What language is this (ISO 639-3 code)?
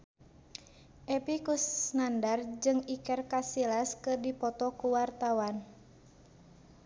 sun